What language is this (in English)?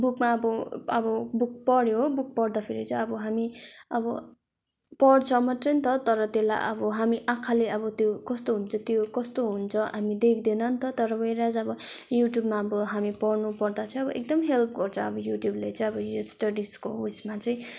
Nepali